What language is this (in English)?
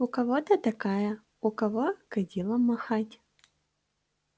Russian